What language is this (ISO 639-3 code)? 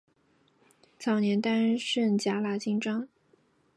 zho